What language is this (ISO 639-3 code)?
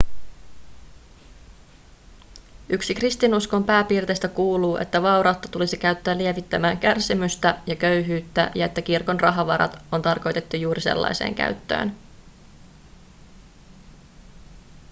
fin